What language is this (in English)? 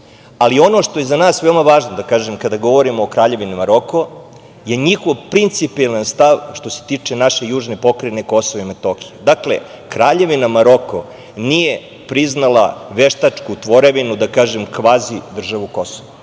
Serbian